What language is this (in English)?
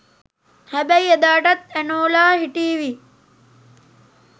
Sinhala